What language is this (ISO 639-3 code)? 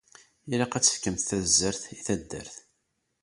kab